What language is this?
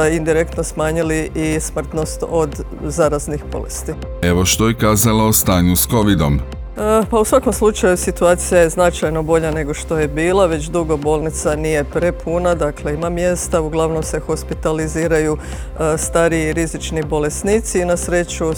Croatian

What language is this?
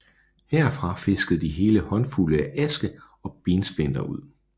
Danish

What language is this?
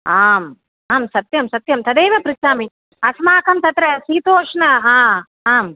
Sanskrit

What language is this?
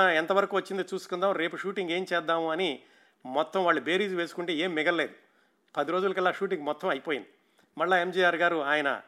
Telugu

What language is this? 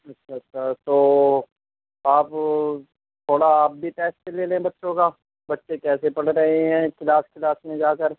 Urdu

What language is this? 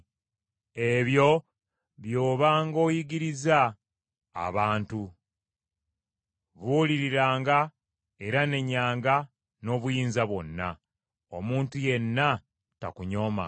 Ganda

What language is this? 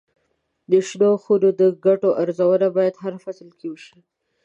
Pashto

